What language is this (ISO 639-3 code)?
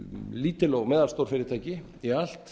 isl